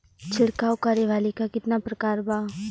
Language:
Bhojpuri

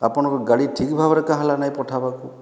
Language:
Odia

